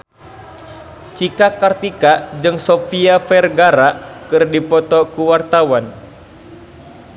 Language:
Sundanese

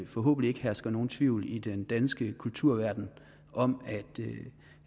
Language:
Danish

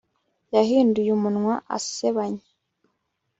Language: Kinyarwanda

